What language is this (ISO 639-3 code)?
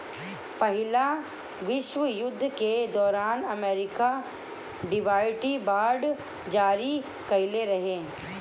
bho